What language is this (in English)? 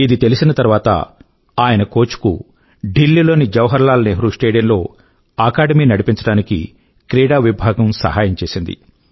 Telugu